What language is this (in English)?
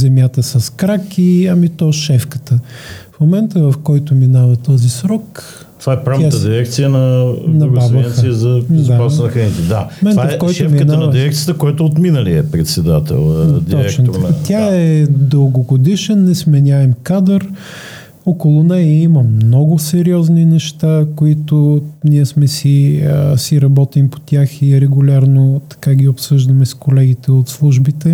Bulgarian